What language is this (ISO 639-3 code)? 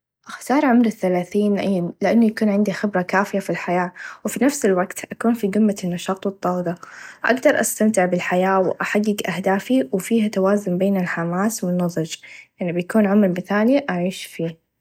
ars